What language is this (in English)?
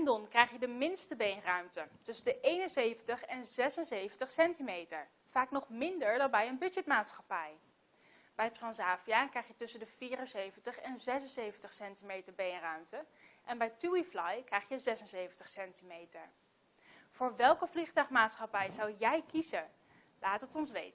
Dutch